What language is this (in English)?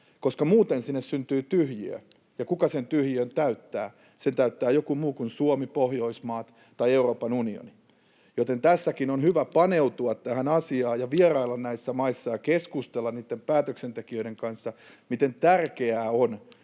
Finnish